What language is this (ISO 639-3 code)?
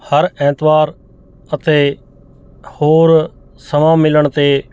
pan